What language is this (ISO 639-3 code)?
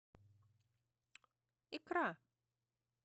rus